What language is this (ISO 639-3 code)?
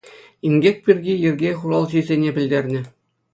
chv